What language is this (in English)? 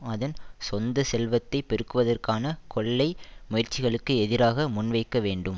Tamil